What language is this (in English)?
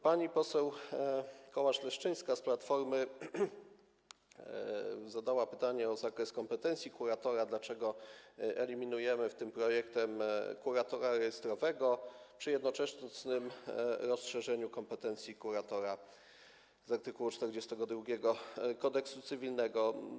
Polish